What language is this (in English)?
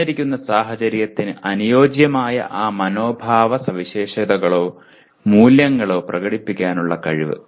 Malayalam